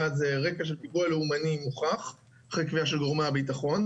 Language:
Hebrew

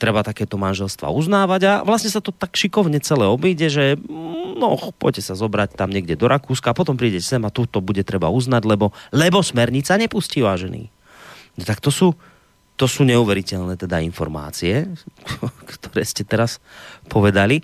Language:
Slovak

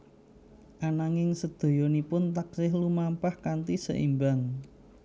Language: Javanese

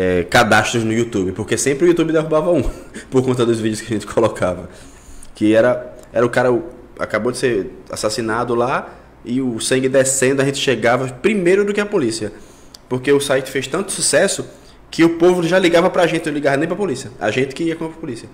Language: Portuguese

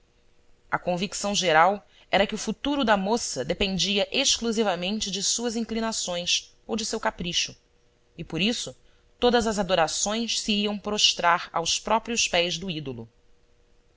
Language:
Portuguese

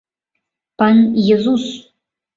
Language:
Mari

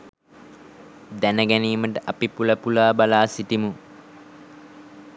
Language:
Sinhala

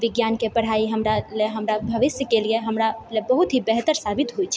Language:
Maithili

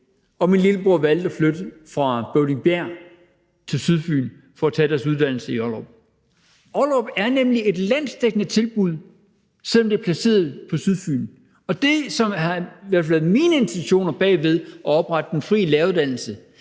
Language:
Danish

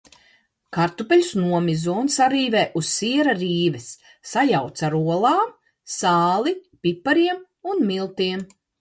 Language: Latvian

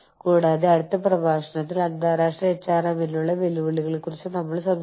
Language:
Malayalam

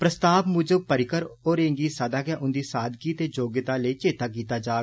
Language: Dogri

